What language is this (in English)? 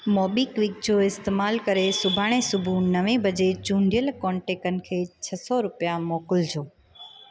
Sindhi